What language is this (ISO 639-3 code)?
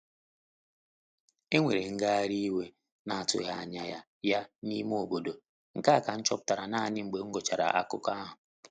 ibo